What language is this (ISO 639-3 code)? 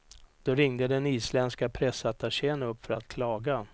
swe